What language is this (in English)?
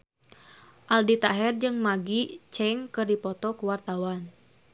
Sundanese